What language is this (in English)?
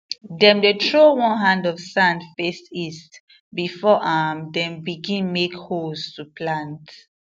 Nigerian Pidgin